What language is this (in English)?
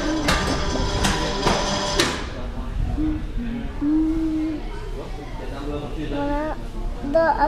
Indonesian